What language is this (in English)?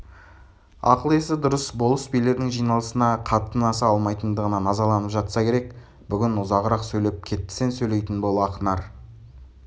Kazakh